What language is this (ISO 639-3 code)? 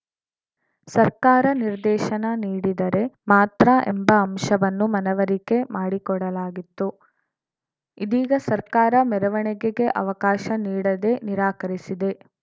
kan